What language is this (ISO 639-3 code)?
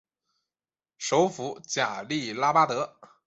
zho